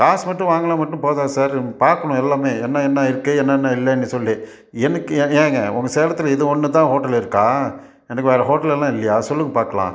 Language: Tamil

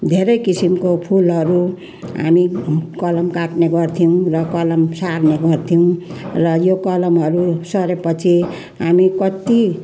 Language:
Nepali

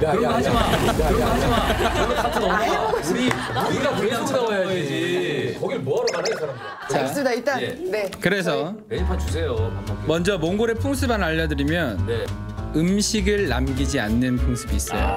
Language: Korean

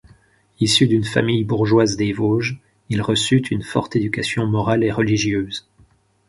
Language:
French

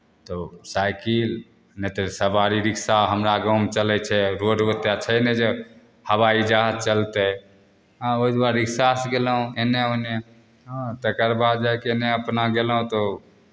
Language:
Maithili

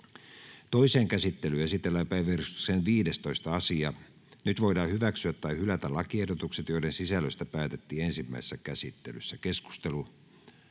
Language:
Finnish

